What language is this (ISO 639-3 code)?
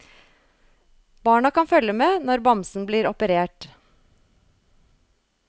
nor